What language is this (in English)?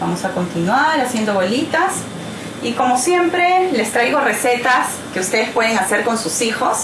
Spanish